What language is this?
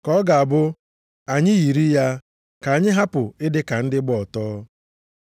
Igbo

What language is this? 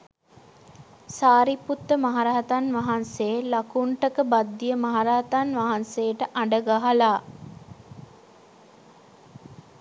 Sinhala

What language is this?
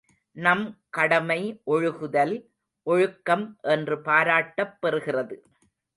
Tamil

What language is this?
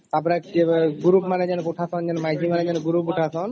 Odia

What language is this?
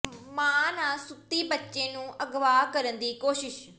Punjabi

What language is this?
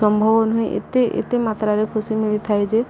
Odia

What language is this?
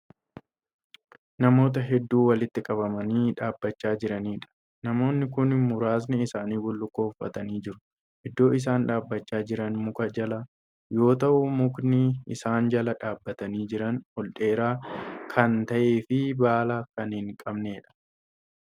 Oromo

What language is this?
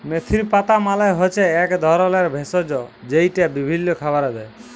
Bangla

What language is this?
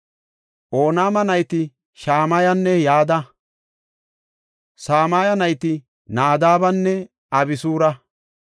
Gofa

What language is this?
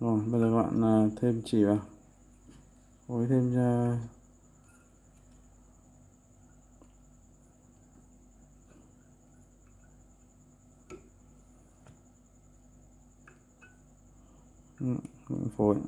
Vietnamese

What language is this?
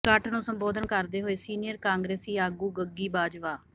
Punjabi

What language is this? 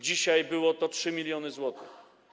Polish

